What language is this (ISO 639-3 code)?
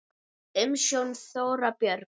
isl